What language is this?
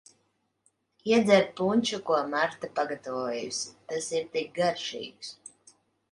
Latvian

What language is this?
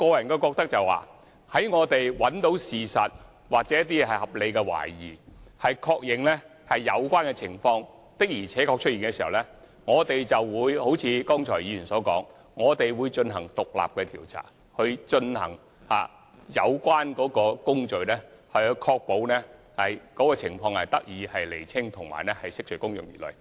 Cantonese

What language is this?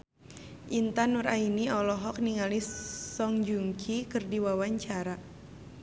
Sundanese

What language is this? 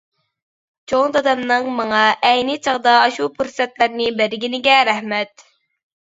Uyghur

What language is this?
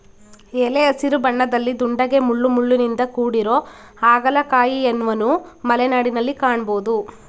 Kannada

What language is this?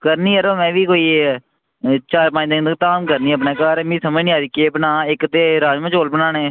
Dogri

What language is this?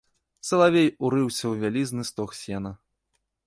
Belarusian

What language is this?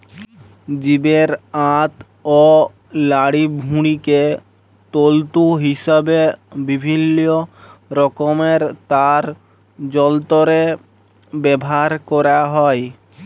Bangla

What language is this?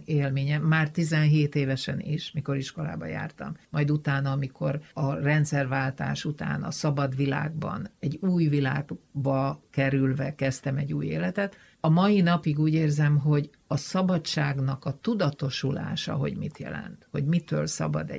Hungarian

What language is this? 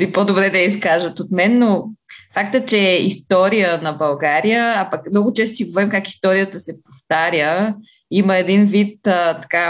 Bulgarian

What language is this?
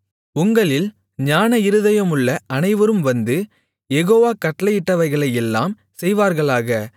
Tamil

